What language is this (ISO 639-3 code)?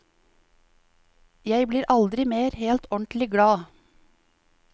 nor